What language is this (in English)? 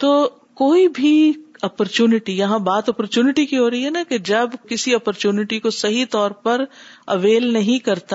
Urdu